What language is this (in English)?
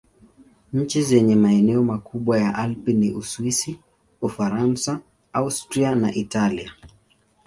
Swahili